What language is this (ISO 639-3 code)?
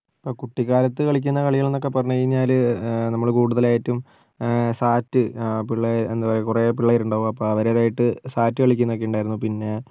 mal